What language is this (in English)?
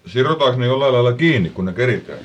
Finnish